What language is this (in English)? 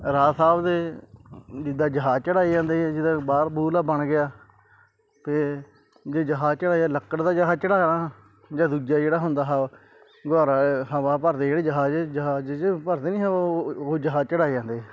Punjabi